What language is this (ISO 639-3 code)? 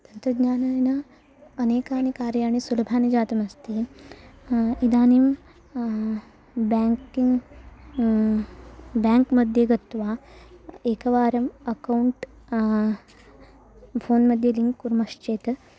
san